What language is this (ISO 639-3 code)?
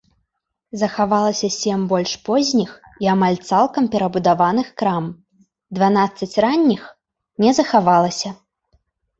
bel